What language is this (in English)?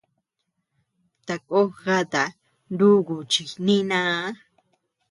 Tepeuxila Cuicatec